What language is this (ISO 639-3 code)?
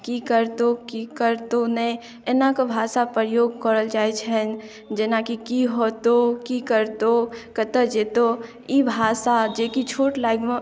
mai